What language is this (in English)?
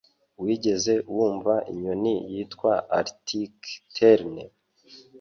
Kinyarwanda